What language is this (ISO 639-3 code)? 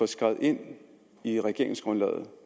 dan